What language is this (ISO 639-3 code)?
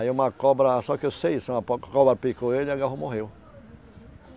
por